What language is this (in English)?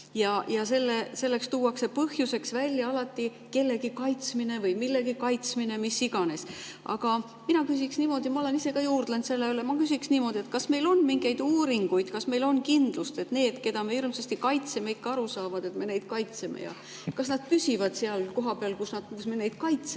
Estonian